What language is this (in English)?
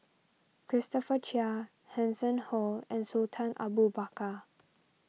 English